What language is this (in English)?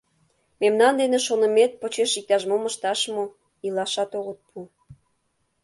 Mari